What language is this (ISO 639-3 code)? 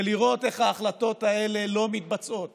heb